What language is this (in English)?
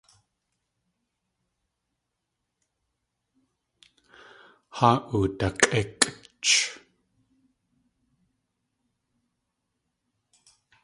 Tlingit